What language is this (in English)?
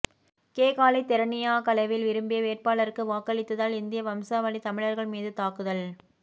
Tamil